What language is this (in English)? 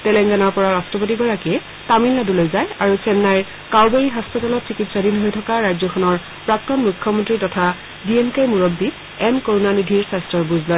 Assamese